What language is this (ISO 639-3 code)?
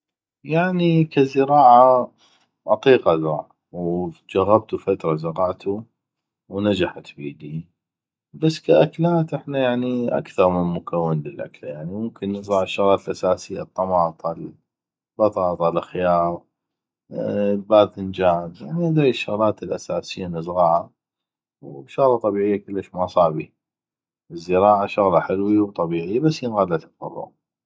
ayp